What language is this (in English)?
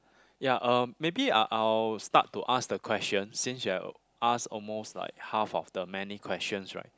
English